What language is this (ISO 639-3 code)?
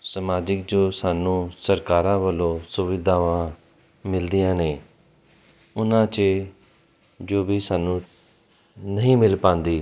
pan